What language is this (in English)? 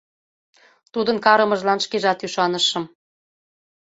Mari